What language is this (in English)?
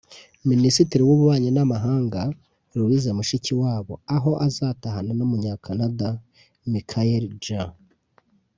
Kinyarwanda